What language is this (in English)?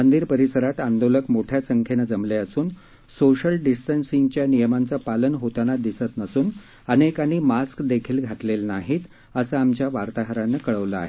Marathi